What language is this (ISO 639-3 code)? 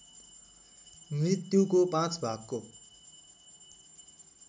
nep